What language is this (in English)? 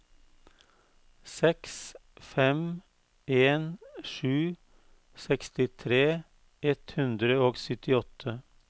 Norwegian